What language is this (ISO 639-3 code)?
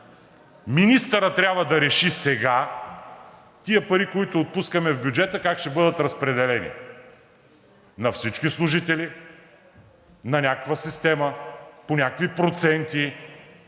bul